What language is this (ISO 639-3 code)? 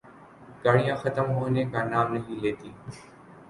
urd